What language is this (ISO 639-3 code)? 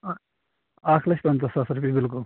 kas